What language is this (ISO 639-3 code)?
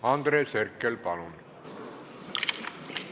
est